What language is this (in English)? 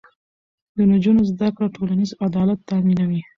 Pashto